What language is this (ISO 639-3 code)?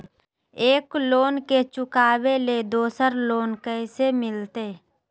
mag